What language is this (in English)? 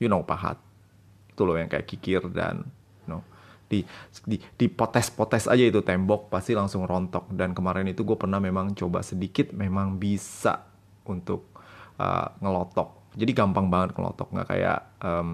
Indonesian